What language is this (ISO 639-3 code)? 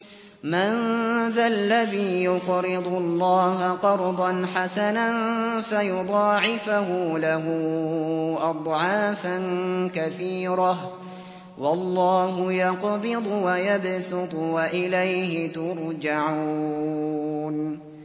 ara